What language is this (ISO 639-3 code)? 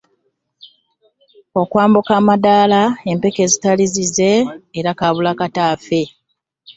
lug